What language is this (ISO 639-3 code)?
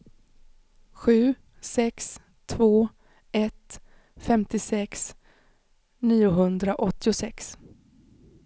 swe